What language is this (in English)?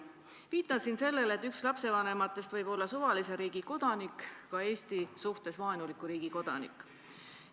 Estonian